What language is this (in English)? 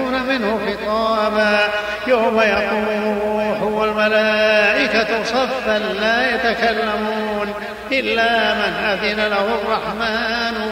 Arabic